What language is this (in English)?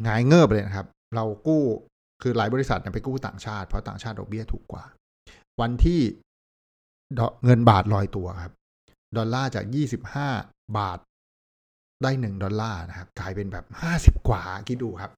Thai